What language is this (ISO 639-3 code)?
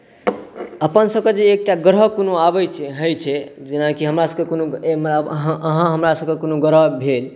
mai